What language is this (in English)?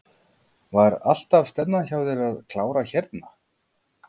Icelandic